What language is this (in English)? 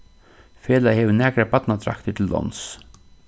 Faroese